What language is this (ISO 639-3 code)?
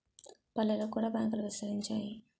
tel